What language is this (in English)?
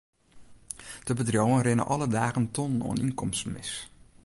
Western Frisian